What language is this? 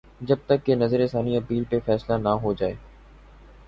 Urdu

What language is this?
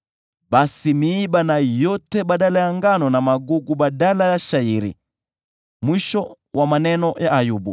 Swahili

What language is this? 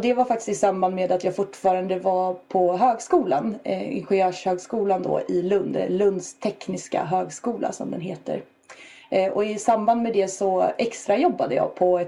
Swedish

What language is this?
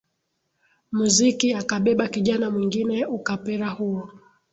Swahili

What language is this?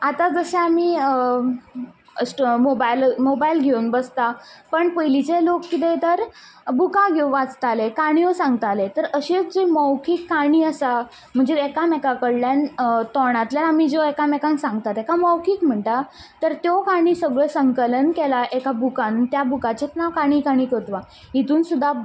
Konkani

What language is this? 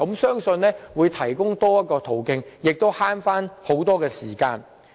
Cantonese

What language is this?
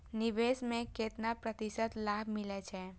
Maithili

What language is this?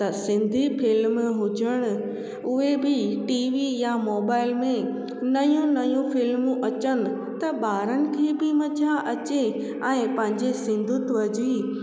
Sindhi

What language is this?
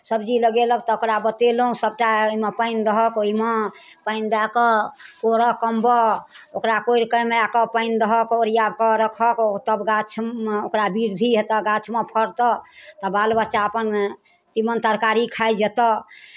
Maithili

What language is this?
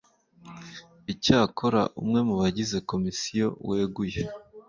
Kinyarwanda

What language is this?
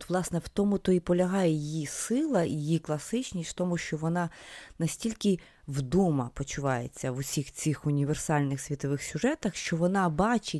Ukrainian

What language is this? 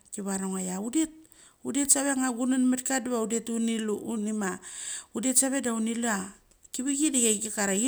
Mali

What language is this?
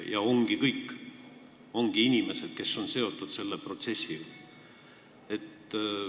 Estonian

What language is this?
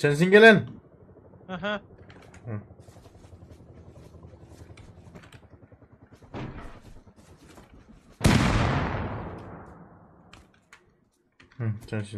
Turkish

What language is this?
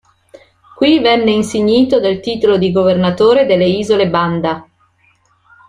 Italian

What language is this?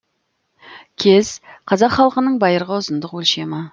Kazakh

